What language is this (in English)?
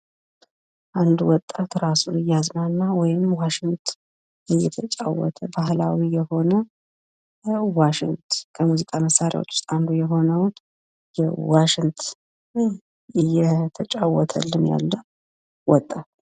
Amharic